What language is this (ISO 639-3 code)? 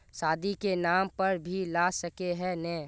mag